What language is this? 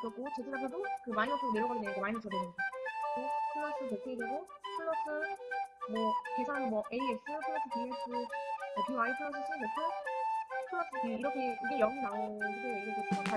Korean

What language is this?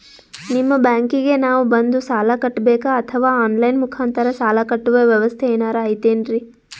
Kannada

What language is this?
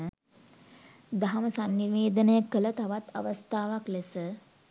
Sinhala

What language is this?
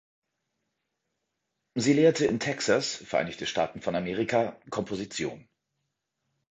German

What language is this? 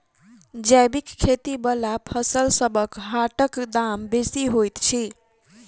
Maithili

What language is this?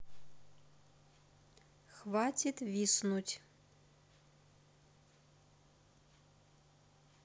Russian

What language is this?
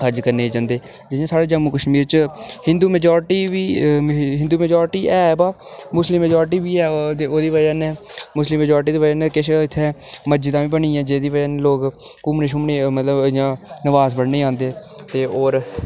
Dogri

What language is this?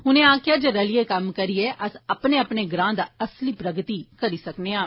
Dogri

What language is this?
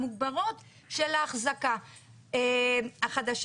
Hebrew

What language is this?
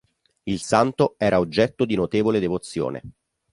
Italian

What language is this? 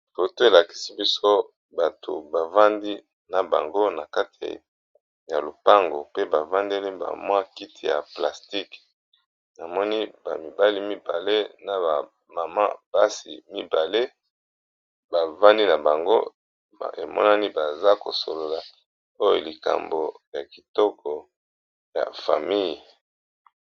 Lingala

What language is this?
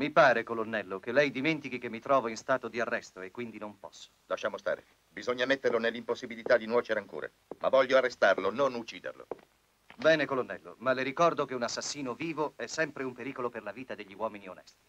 Italian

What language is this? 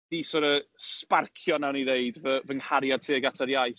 Welsh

